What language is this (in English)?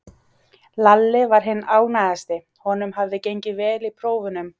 Icelandic